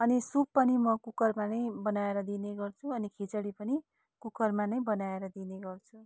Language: Nepali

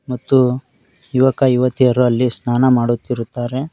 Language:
Kannada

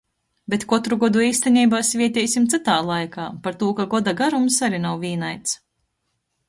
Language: Latgalian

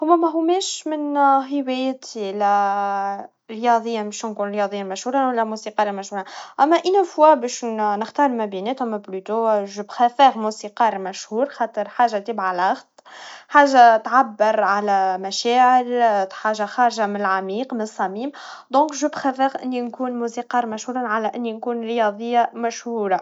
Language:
Tunisian Arabic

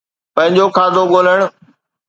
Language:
Sindhi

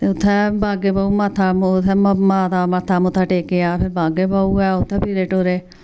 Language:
Dogri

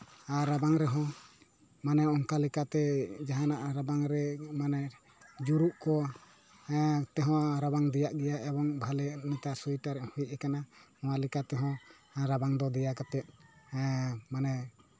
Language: Santali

